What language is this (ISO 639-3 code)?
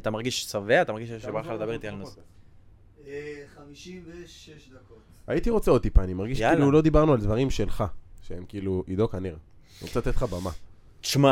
heb